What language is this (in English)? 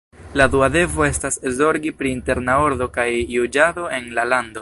Esperanto